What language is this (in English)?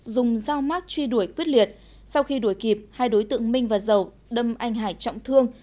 Vietnamese